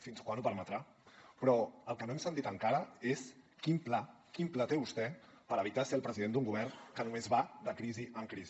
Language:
Catalan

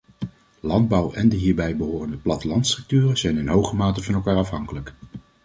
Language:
Dutch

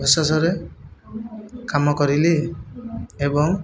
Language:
Odia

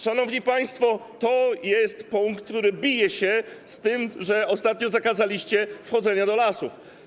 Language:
Polish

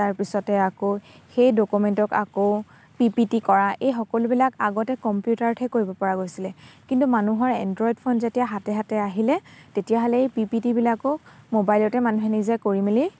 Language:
Assamese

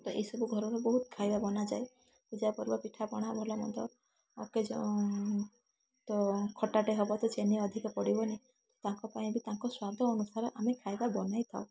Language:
Odia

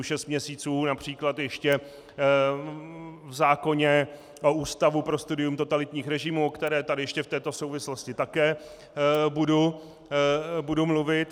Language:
Czech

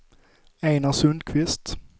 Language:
Swedish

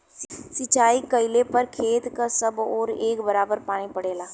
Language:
Bhojpuri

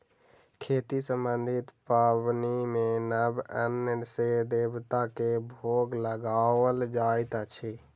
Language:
Maithili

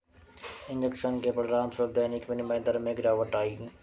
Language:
Hindi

